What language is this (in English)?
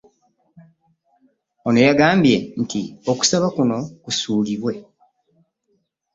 Ganda